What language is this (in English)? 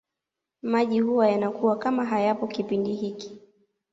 Swahili